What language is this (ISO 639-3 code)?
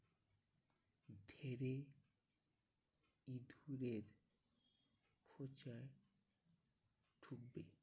ben